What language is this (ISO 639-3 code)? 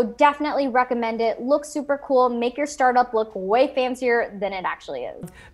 eng